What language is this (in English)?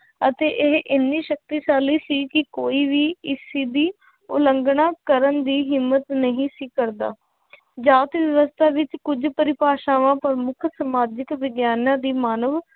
Punjabi